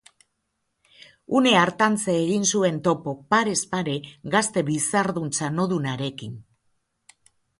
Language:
Basque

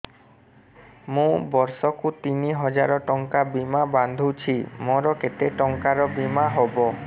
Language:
Odia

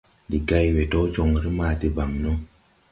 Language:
Tupuri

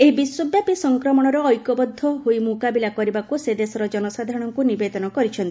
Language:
Odia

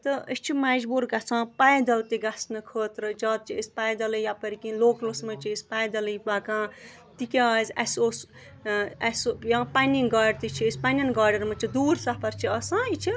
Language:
Kashmiri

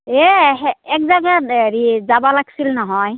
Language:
Assamese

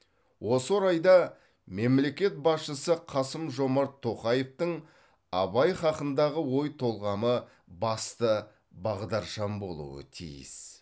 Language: Kazakh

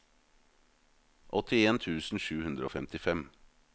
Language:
Norwegian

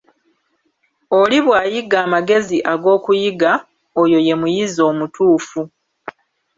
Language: Ganda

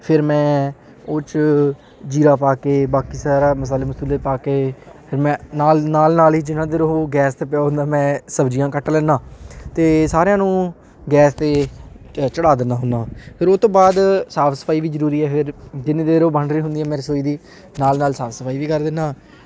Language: Punjabi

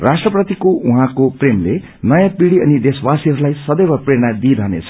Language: Nepali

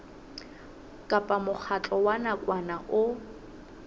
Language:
Southern Sotho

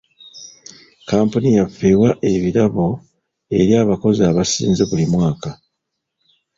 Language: Ganda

